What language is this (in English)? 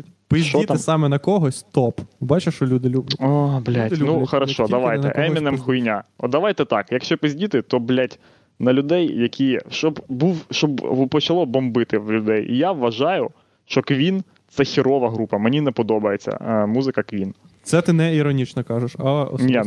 Ukrainian